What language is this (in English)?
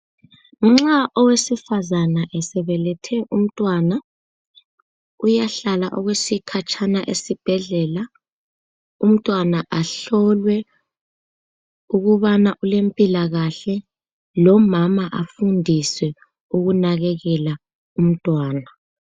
North Ndebele